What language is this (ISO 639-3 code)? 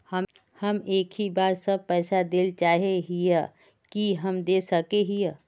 mag